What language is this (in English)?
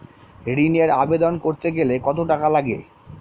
Bangla